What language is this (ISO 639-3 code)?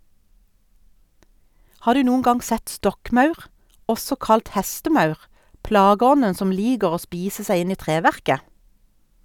nor